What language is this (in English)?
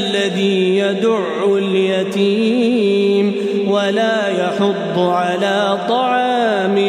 Arabic